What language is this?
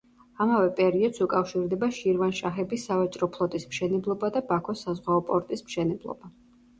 Georgian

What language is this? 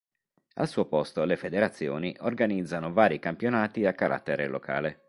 Italian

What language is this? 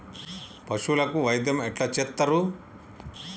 Telugu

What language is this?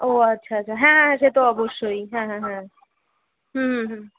Bangla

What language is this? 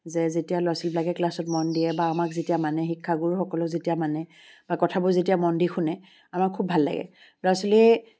Assamese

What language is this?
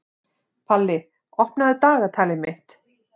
Icelandic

